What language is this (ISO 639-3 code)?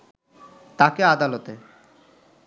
ben